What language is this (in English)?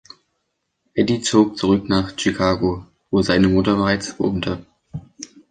German